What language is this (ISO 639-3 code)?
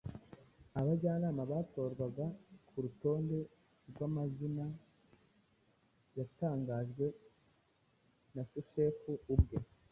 kin